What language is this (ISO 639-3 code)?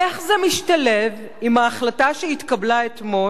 heb